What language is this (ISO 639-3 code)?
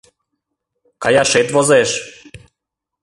chm